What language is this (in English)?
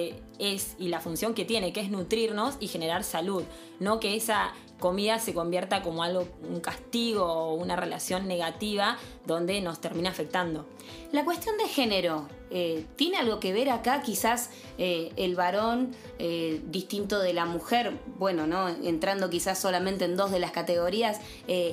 Spanish